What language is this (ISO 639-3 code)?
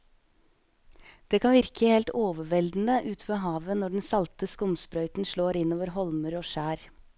nor